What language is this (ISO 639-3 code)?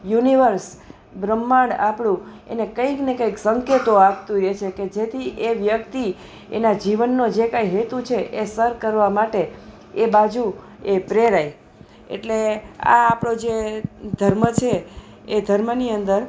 guj